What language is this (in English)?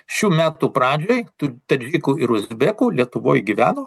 Lithuanian